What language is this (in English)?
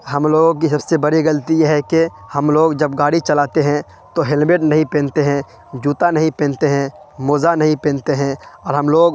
Urdu